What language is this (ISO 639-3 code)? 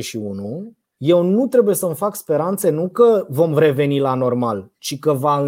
ron